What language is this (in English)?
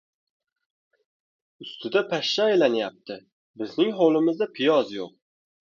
Uzbek